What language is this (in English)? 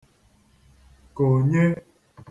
Igbo